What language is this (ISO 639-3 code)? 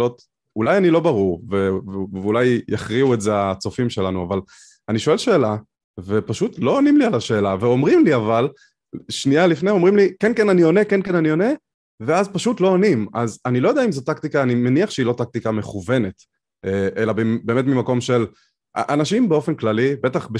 heb